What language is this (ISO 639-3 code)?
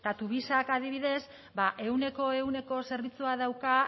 eus